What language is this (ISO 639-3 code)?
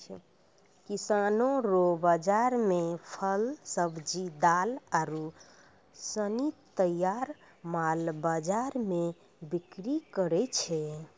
mai